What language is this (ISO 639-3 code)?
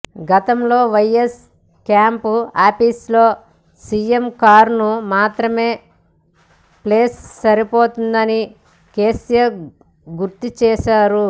tel